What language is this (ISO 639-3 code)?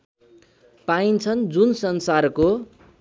nep